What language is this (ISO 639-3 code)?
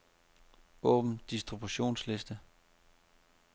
dan